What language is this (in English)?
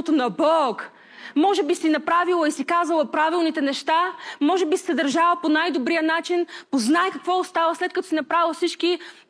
Bulgarian